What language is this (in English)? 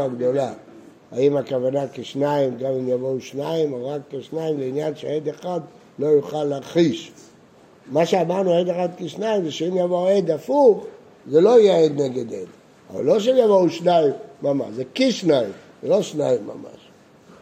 Hebrew